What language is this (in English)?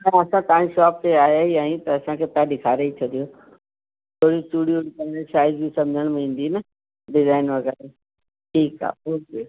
Sindhi